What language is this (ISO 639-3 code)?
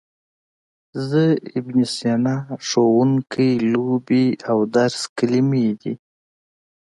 pus